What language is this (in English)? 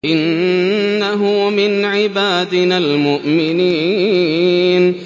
Arabic